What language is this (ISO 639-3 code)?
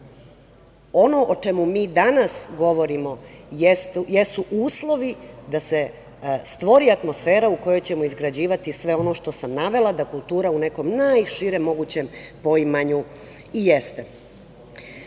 srp